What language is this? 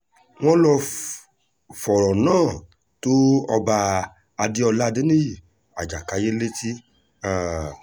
Yoruba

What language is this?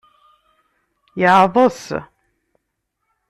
Kabyle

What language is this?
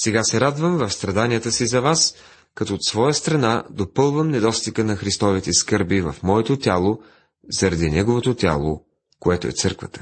Bulgarian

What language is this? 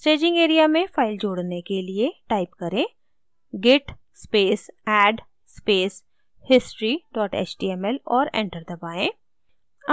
Hindi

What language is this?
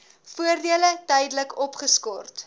Afrikaans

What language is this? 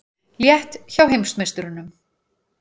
Icelandic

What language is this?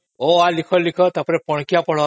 Odia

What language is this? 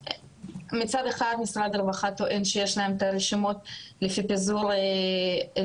Hebrew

